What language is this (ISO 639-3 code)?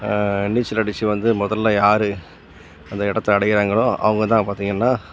tam